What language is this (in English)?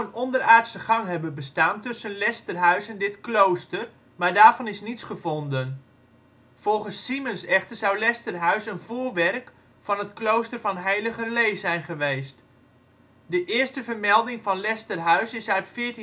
Dutch